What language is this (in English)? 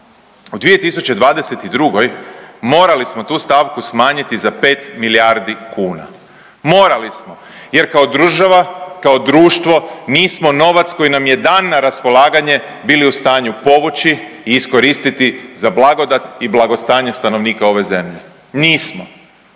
Croatian